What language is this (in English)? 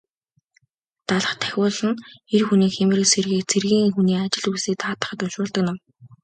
Mongolian